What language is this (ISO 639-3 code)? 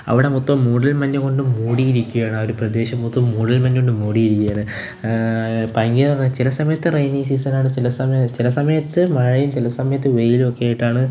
mal